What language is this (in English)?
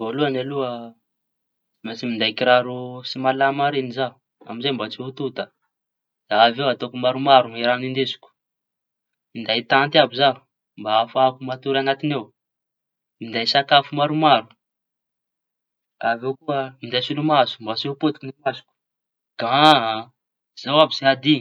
Tanosy Malagasy